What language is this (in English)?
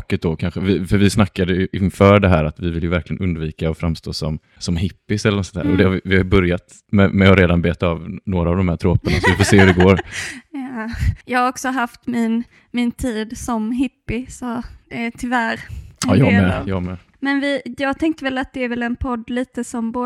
Swedish